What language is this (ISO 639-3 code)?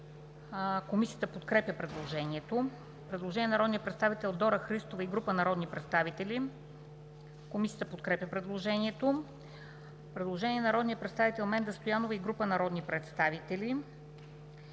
bul